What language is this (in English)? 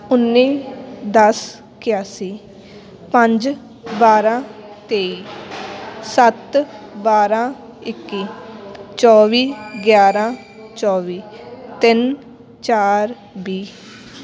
Punjabi